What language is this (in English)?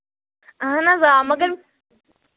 Kashmiri